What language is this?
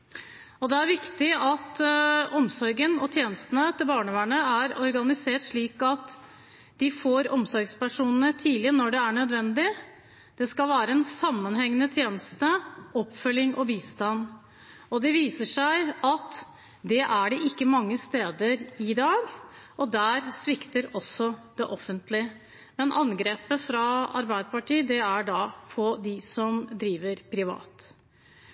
Norwegian Bokmål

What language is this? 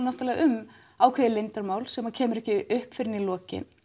Icelandic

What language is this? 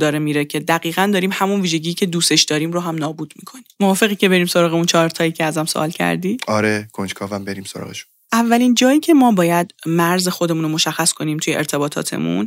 Persian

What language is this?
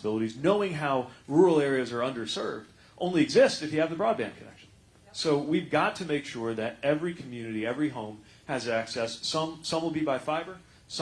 English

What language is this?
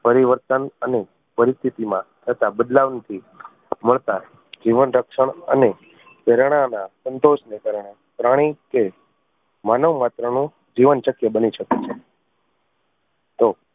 Gujarati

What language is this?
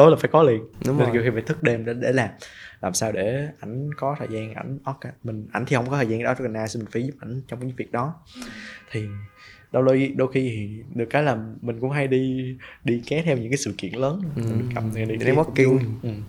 Vietnamese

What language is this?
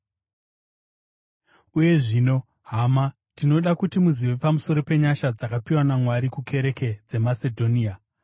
Shona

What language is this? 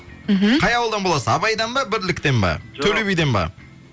Kazakh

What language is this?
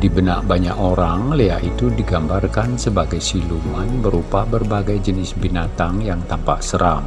Indonesian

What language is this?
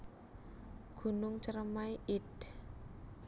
Javanese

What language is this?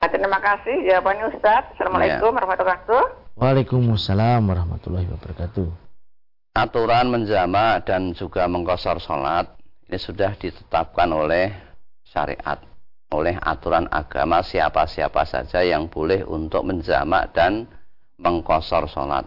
Indonesian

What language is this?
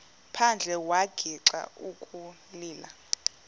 Xhosa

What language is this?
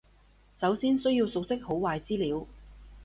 Cantonese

